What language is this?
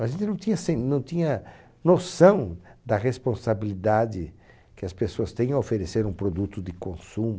Portuguese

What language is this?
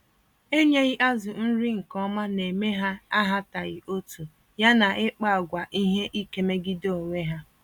Igbo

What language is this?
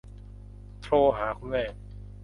Thai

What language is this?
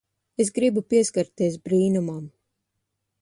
Latvian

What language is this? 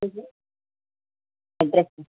Telugu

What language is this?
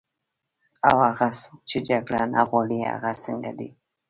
Pashto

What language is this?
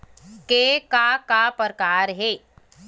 Chhattisgarhi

